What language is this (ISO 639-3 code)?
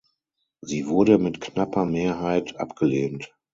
deu